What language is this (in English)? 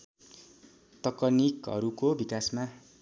Nepali